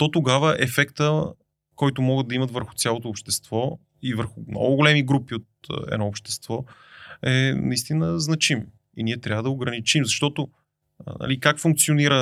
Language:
Bulgarian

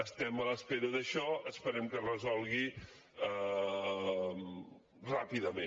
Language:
Catalan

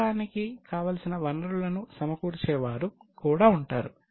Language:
Telugu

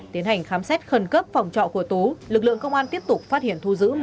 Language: Vietnamese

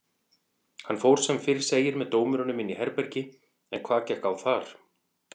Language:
Icelandic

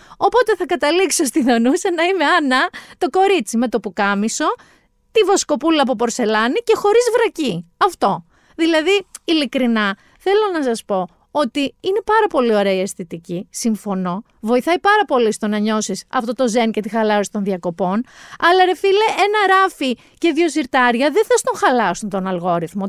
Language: Greek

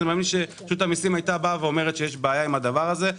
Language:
Hebrew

